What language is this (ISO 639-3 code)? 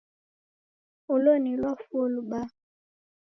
dav